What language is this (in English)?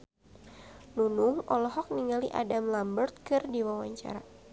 Sundanese